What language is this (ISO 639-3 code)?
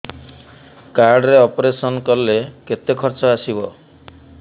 ori